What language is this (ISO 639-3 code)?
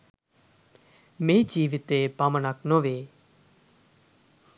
sin